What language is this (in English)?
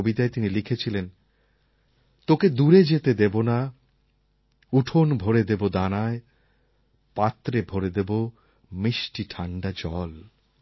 Bangla